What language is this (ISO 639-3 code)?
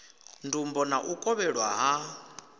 ven